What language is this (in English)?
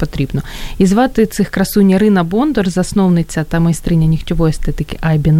Ukrainian